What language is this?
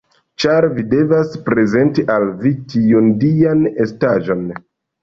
Esperanto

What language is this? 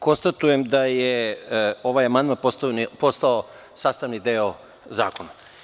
Serbian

